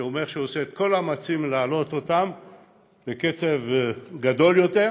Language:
Hebrew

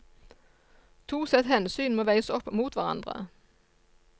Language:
Norwegian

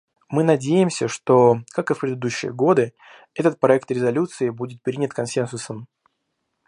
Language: Russian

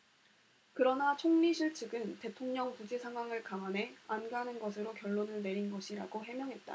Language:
Korean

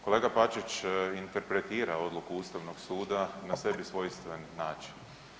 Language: Croatian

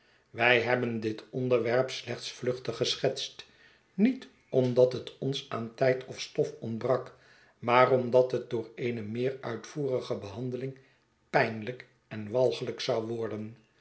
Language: Dutch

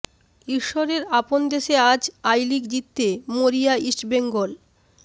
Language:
Bangla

